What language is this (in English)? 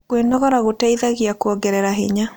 Kikuyu